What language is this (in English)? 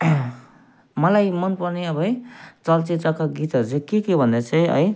Nepali